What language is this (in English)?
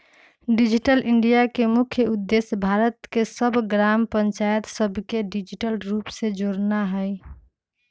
Magahi